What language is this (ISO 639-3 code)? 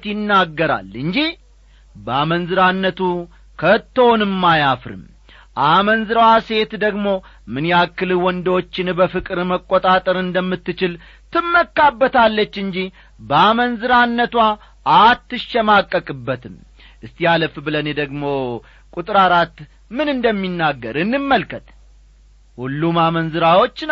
amh